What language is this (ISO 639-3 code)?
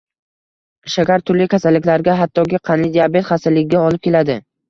uzb